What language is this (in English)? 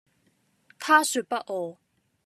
Cantonese